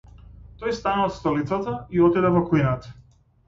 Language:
Macedonian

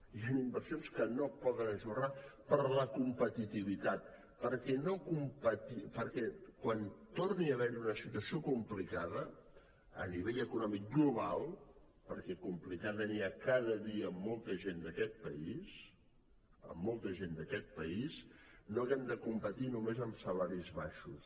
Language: Catalan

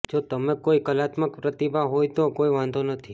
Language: Gujarati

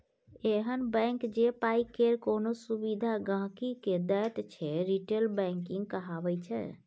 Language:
Maithili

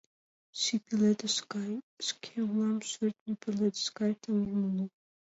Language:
Mari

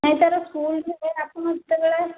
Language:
Odia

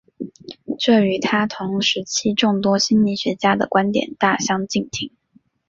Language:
Chinese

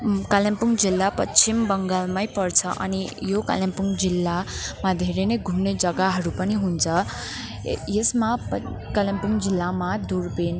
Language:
Nepali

